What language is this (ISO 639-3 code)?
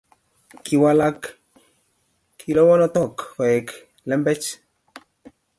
kln